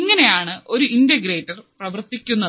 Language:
Malayalam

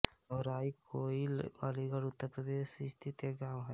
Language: Hindi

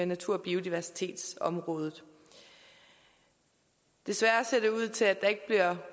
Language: Danish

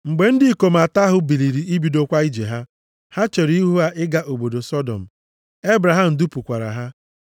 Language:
Igbo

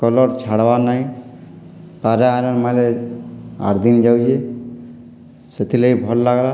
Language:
Odia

